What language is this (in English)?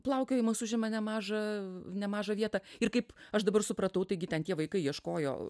Lithuanian